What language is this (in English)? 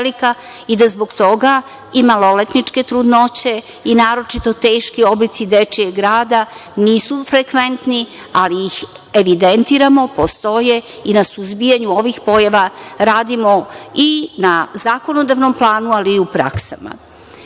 Serbian